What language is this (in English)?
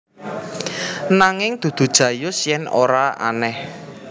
Javanese